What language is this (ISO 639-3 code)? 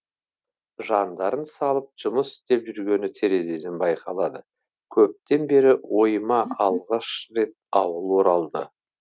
kaz